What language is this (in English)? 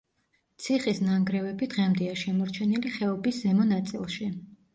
Georgian